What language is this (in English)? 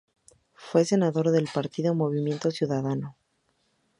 Spanish